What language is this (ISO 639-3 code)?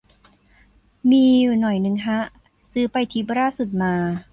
tha